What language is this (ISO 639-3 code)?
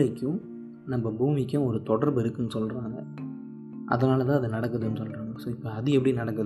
tam